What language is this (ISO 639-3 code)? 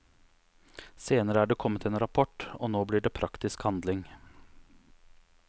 nor